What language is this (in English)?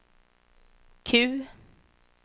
Swedish